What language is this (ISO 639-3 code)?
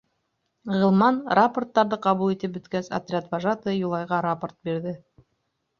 bak